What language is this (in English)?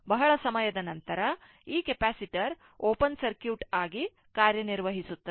Kannada